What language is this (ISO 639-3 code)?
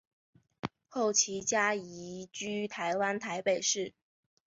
zho